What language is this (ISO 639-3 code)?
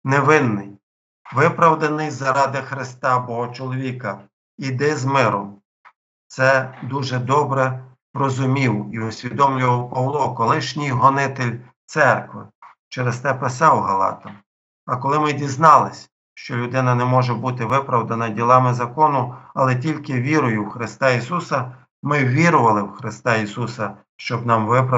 ukr